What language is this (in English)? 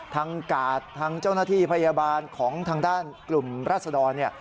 Thai